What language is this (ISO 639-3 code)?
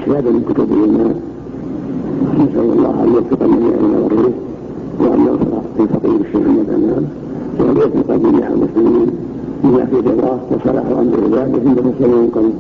ara